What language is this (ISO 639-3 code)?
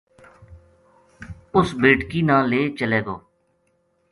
gju